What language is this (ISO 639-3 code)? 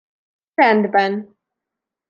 hun